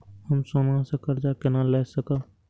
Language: Maithili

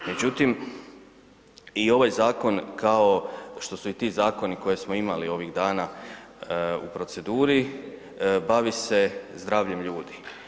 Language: Croatian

